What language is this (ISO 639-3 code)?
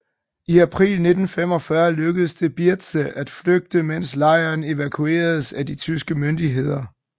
dan